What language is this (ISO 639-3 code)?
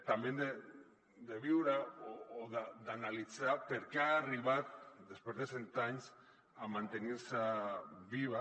cat